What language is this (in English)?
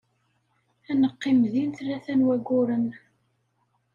Kabyle